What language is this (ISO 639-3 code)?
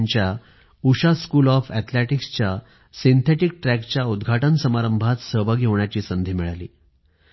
mar